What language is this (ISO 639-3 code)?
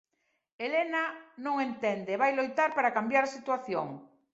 glg